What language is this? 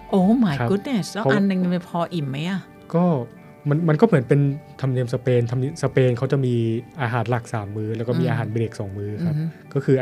Thai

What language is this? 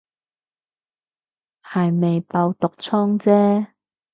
Cantonese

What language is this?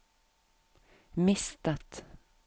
Norwegian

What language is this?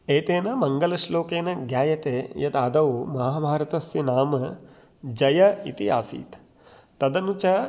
Sanskrit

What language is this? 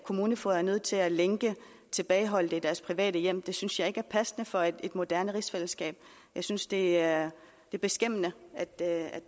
Danish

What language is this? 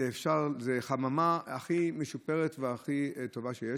Hebrew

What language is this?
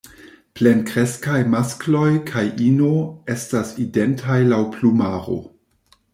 Esperanto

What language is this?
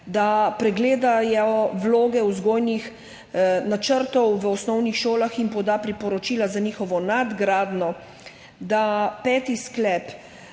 Slovenian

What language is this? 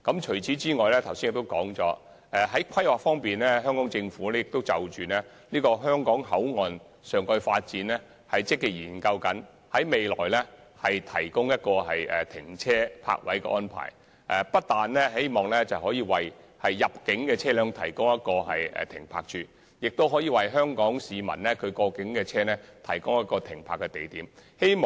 Cantonese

